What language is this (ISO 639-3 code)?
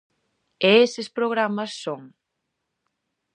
glg